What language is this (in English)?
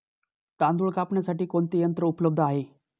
Marathi